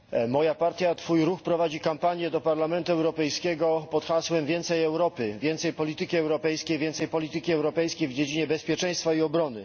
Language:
Polish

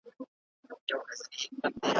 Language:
Pashto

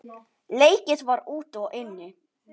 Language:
Icelandic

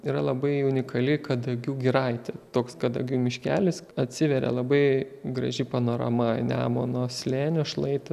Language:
Lithuanian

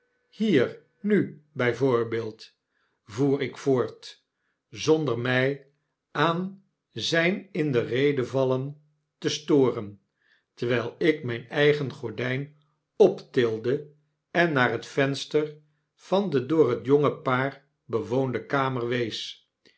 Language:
Dutch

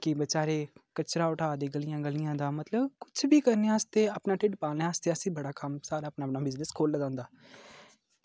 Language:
Dogri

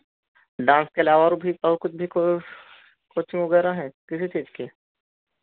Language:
Hindi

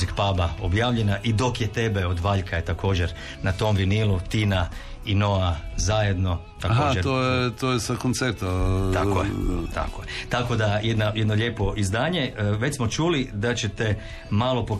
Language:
Croatian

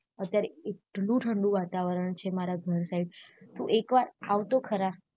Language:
Gujarati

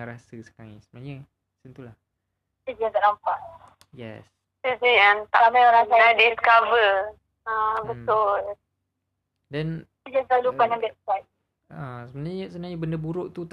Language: Malay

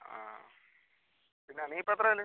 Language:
Malayalam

